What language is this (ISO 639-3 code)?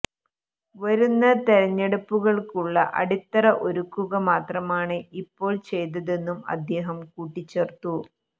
mal